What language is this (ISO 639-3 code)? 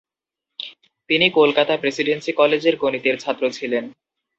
ben